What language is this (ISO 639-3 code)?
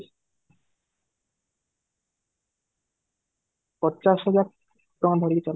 ori